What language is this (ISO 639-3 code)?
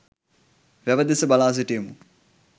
sin